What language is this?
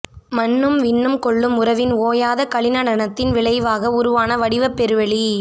Tamil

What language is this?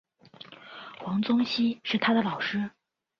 Chinese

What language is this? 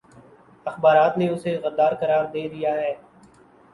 Urdu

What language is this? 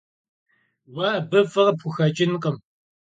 Kabardian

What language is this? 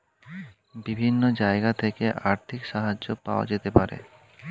Bangla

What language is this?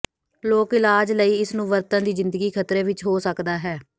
Punjabi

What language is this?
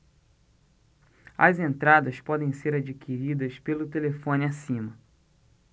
Portuguese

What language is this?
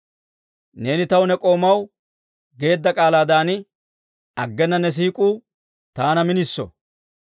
Dawro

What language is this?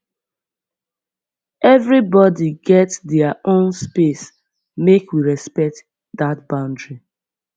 Nigerian Pidgin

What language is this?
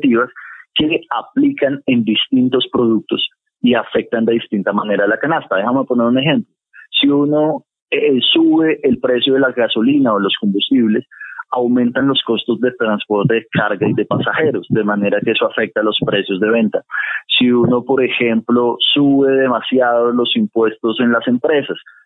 Spanish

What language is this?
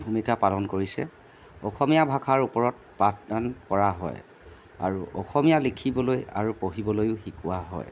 Assamese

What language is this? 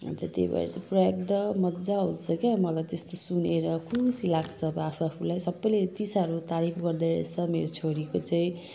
Nepali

